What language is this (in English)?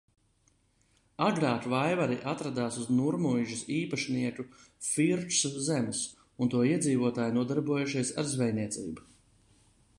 Latvian